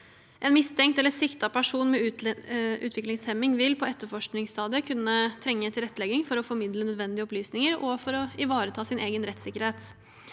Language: Norwegian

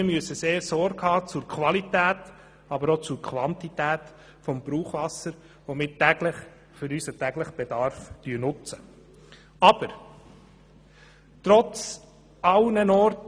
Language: Swiss German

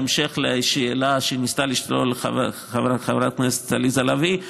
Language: Hebrew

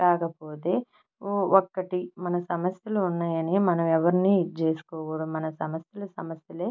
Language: Telugu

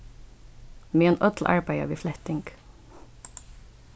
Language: Faroese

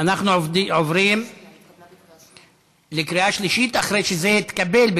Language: Hebrew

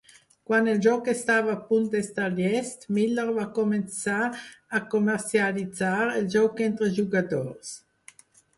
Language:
Catalan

